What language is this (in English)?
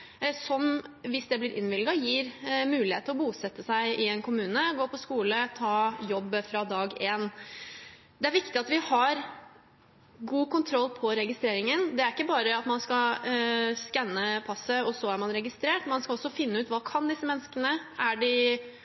Norwegian Bokmål